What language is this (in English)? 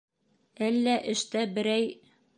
Bashkir